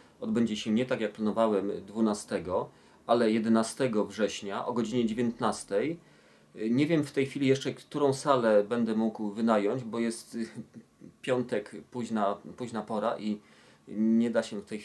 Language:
Polish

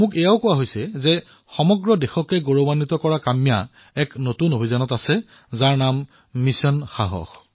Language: Assamese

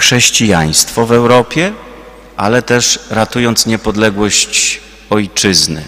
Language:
Polish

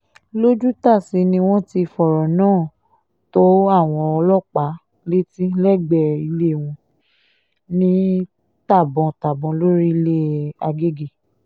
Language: Yoruba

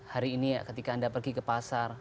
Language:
Indonesian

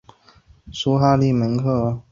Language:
Chinese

